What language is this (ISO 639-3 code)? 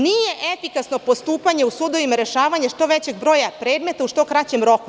srp